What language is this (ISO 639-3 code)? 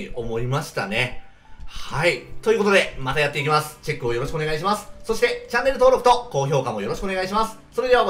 jpn